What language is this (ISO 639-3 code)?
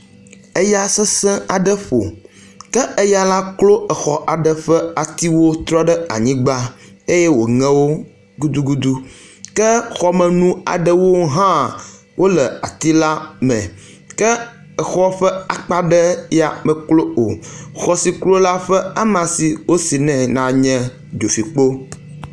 ewe